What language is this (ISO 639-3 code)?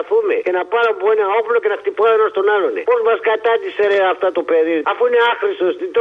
ell